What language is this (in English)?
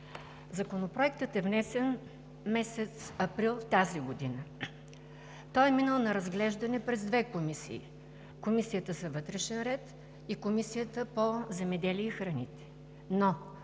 Bulgarian